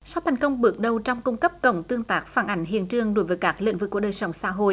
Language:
Vietnamese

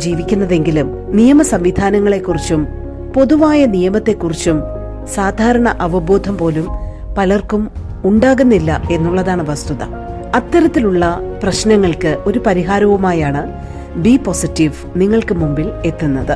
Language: Malayalam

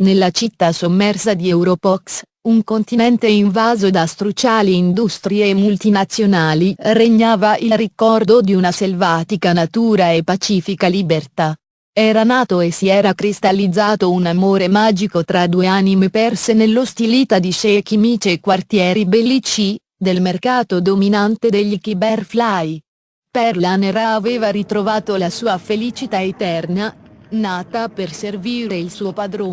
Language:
Italian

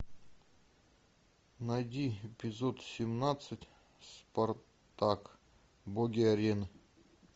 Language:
Russian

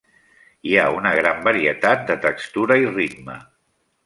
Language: Catalan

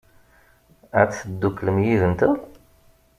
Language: Kabyle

